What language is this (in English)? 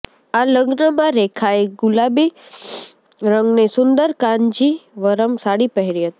Gujarati